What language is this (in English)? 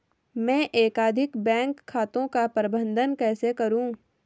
Hindi